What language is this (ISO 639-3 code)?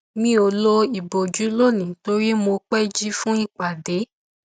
yor